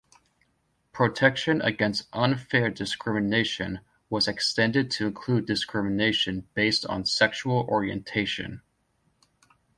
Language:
English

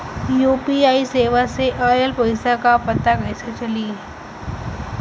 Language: Bhojpuri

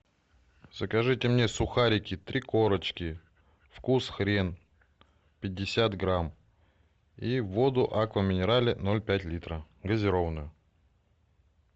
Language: Russian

